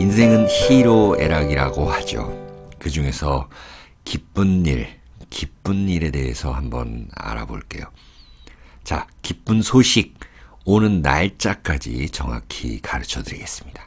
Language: Korean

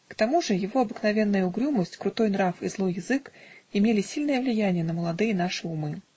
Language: Russian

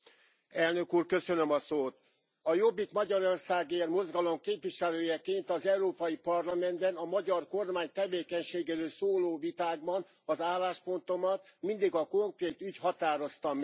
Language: Hungarian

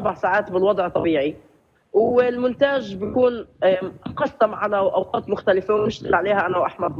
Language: Arabic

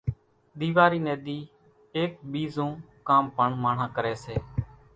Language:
Kachi Koli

